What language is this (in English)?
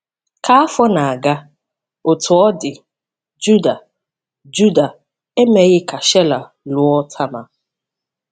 Igbo